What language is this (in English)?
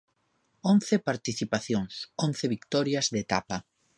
Galician